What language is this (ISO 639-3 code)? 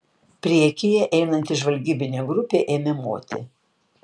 lit